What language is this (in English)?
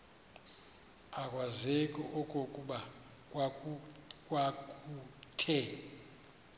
Xhosa